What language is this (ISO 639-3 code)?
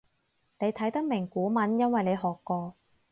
yue